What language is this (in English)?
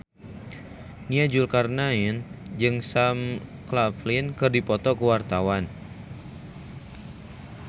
Sundanese